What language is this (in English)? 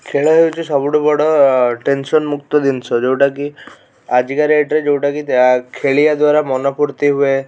Odia